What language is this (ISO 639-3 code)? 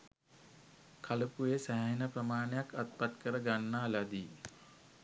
sin